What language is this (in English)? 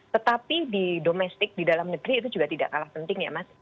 Indonesian